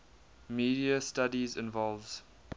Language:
English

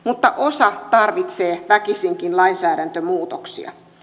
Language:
Finnish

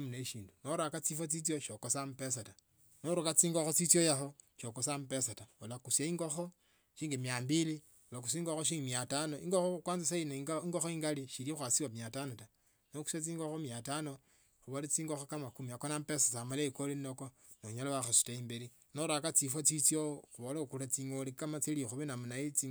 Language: Tsotso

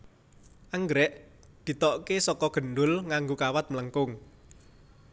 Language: Javanese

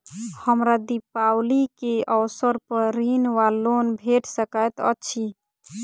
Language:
Maithili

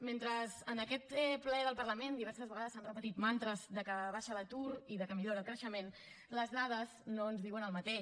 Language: Catalan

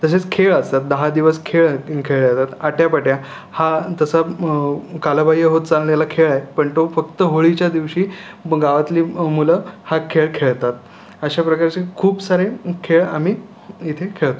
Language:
Marathi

